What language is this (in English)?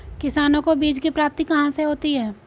Hindi